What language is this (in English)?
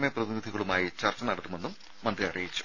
Malayalam